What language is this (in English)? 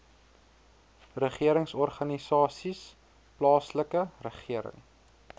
Afrikaans